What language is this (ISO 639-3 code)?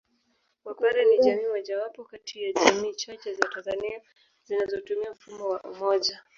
swa